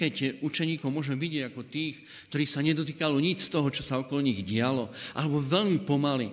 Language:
Slovak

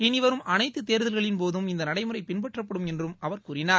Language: Tamil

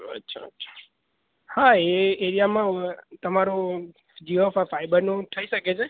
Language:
Gujarati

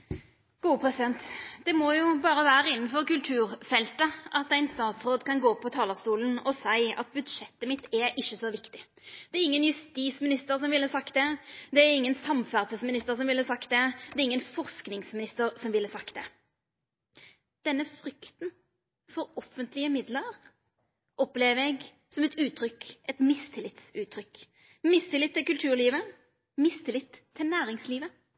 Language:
Norwegian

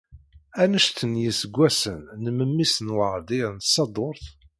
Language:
Kabyle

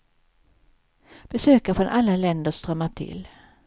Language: Swedish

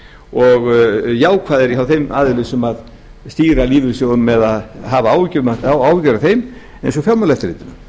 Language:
Icelandic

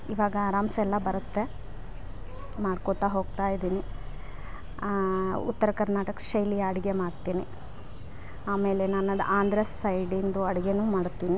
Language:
Kannada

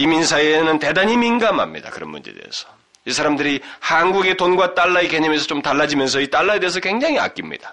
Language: Korean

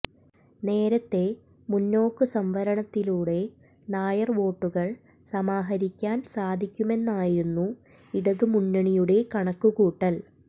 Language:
Malayalam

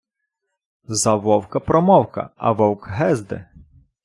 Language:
Ukrainian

